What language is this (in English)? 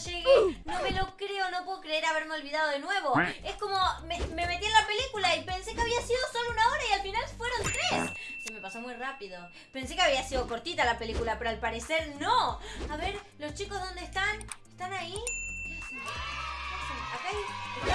Spanish